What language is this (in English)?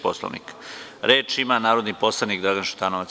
Serbian